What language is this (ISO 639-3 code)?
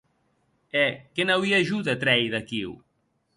oci